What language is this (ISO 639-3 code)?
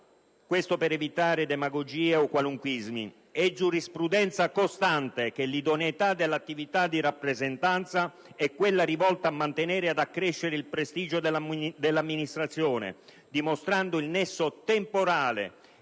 ita